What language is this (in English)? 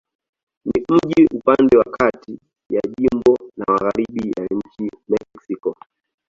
Swahili